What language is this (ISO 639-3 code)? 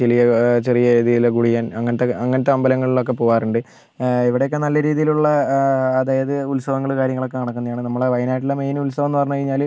mal